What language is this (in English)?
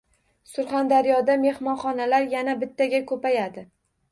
Uzbek